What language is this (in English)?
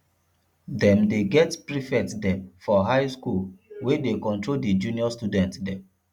Nigerian Pidgin